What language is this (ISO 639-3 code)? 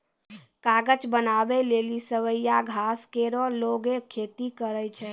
mai